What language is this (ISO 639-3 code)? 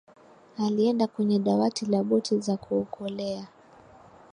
swa